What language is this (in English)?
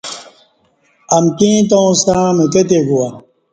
Kati